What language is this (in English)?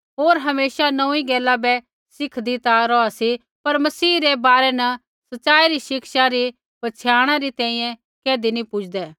Kullu Pahari